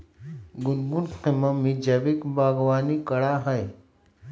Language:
Magahi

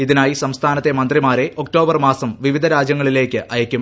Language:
Malayalam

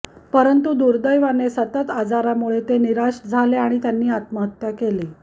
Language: Marathi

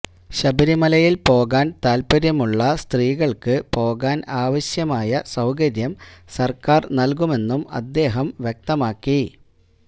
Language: Malayalam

